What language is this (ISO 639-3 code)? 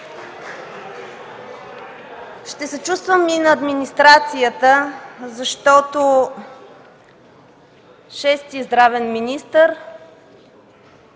bul